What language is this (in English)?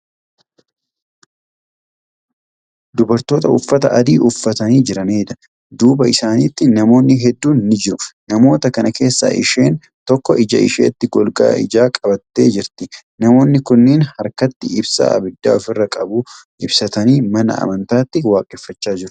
Oromo